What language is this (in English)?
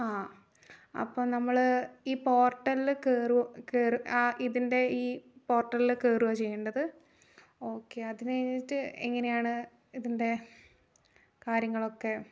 Malayalam